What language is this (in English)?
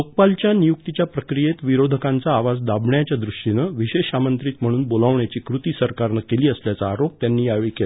Marathi